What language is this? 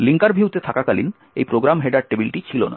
Bangla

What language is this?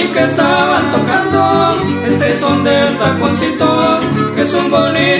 Romanian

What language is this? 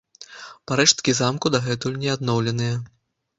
Belarusian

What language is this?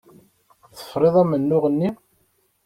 Kabyle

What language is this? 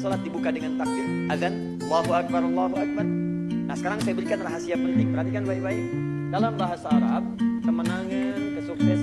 Indonesian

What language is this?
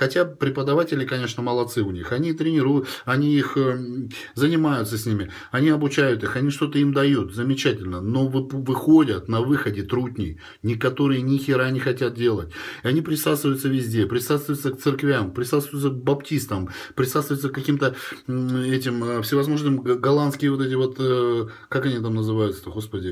Russian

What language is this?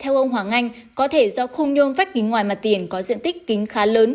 Vietnamese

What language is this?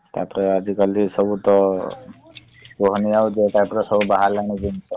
Odia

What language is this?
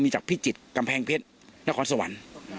Thai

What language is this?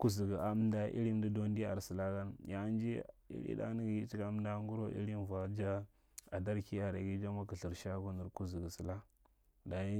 Marghi Central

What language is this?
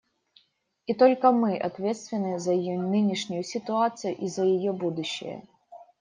Russian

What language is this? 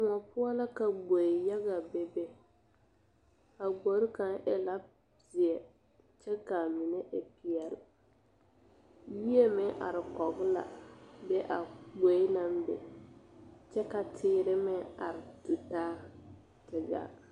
Southern Dagaare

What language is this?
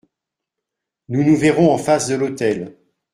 French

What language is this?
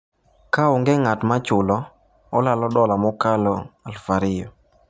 Luo (Kenya and Tanzania)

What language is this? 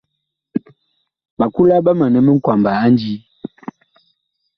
Bakoko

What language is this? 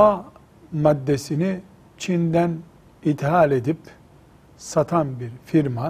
Turkish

